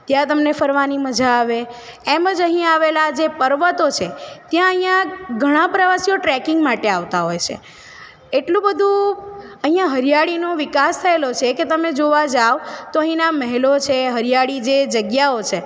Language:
Gujarati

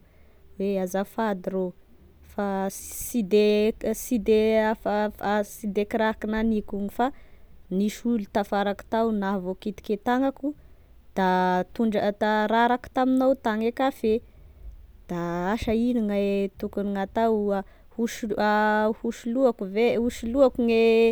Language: Tesaka Malagasy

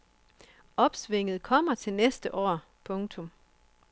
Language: Danish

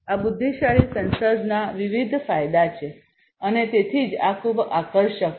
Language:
Gujarati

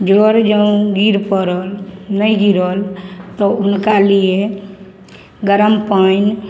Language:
Maithili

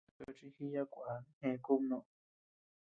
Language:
Tepeuxila Cuicatec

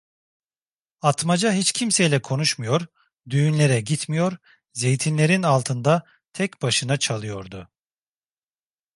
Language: Turkish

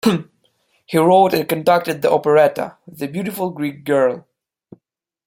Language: English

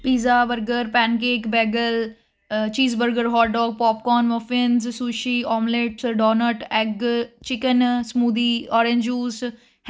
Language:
Punjabi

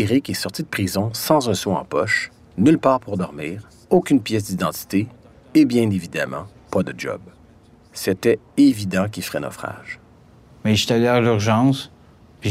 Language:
French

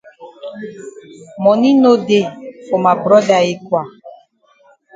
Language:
Cameroon Pidgin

